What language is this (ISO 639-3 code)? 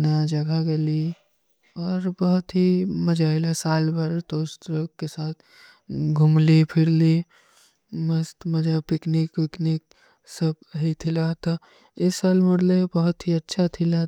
uki